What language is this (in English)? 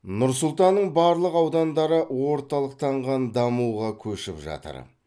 Kazakh